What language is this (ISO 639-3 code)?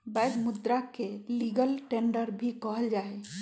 mag